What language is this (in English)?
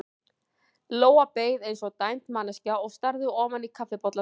Icelandic